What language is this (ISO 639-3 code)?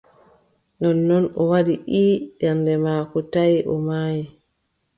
fub